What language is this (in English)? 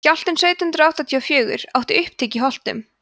Icelandic